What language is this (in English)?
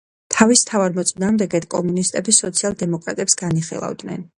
Georgian